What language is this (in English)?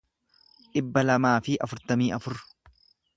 Oromo